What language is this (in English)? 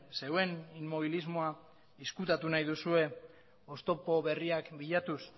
Basque